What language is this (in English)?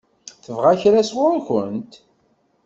Kabyle